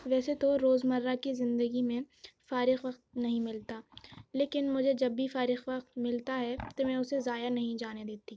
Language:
Urdu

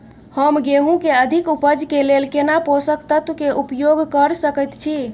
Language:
Maithili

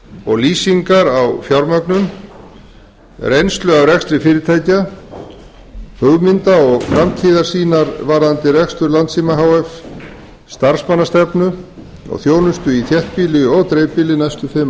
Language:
Icelandic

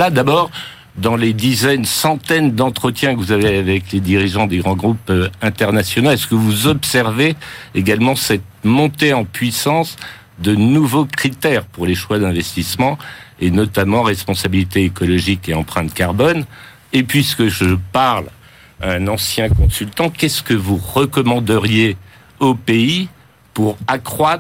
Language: French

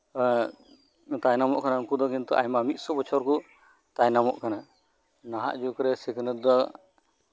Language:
Santali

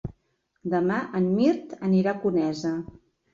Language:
Catalan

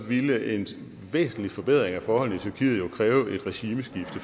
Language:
Danish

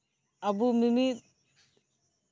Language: Santali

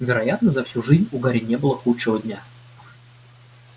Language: Russian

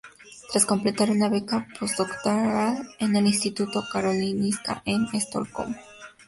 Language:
Spanish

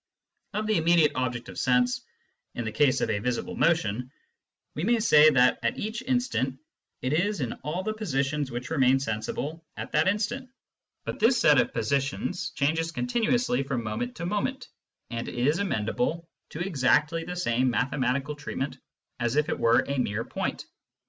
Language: English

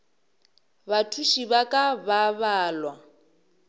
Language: Northern Sotho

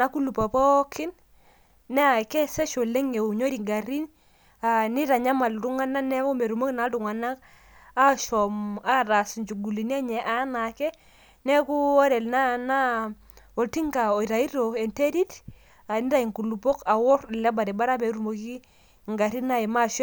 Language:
Masai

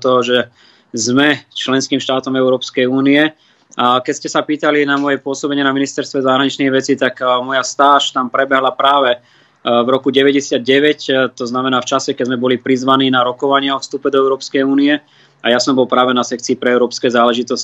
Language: Slovak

